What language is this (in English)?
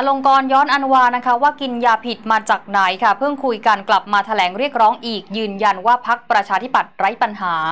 Thai